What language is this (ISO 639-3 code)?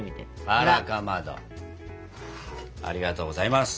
jpn